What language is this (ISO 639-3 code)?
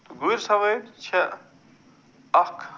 kas